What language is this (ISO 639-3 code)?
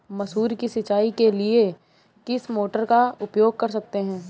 hin